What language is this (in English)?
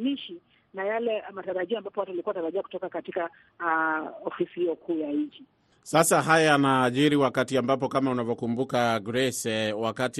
Swahili